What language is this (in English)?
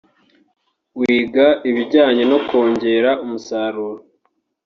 Kinyarwanda